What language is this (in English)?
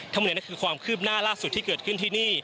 Thai